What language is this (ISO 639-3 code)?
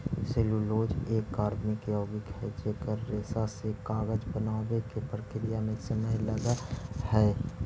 mag